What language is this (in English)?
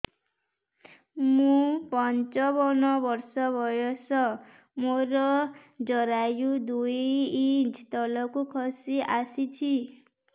Odia